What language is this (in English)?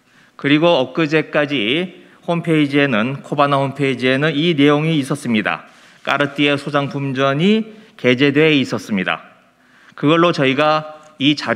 Korean